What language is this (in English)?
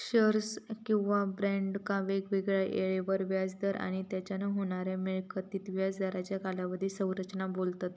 Marathi